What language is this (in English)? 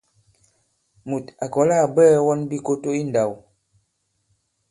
Bankon